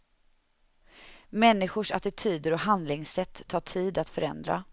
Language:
Swedish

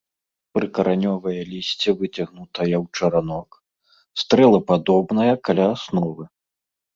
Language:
Belarusian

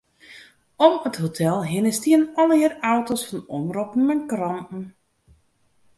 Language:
Western Frisian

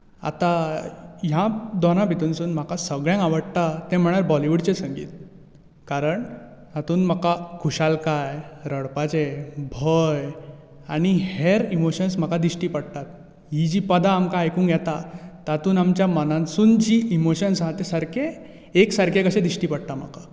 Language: Konkani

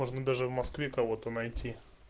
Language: Russian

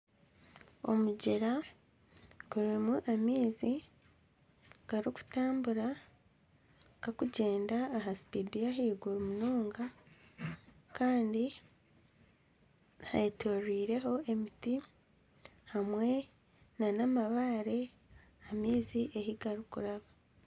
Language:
Nyankole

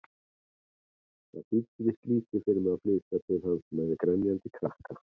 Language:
Icelandic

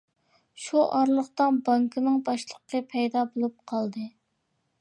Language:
Uyghur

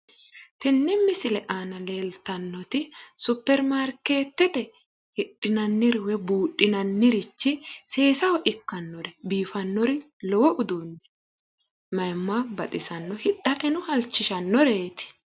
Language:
Sidamo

